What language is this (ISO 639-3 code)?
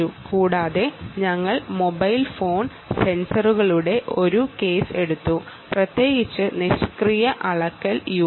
mal